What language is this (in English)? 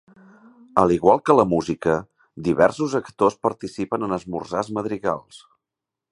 Catalan